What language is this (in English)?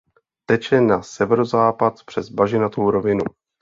Czech